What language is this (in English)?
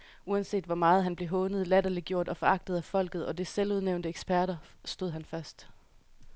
Danish